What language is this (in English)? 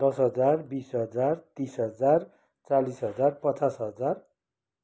Nepali